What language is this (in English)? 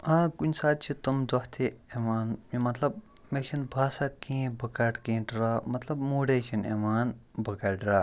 Kashmiri